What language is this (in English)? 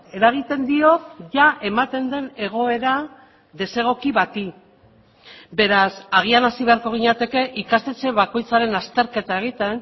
Basque